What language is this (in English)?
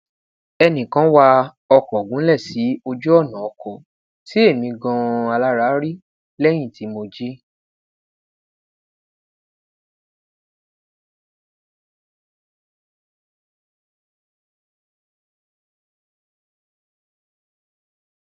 Yoruba